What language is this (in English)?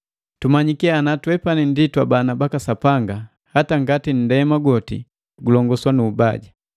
Matengo